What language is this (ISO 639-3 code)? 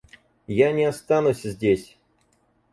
rus